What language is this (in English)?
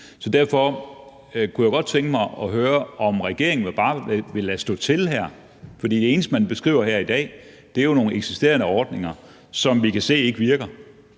Danish